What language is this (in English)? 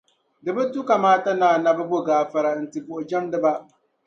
Dagbani